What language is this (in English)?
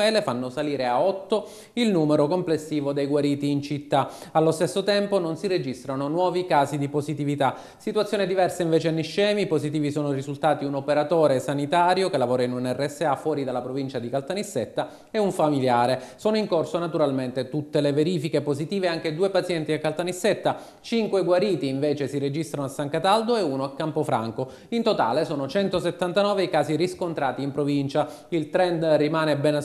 Italian